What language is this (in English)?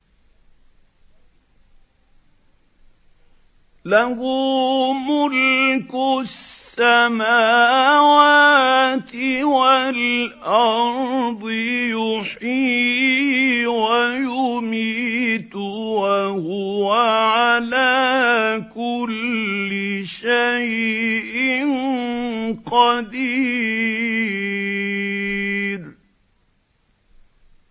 Arabic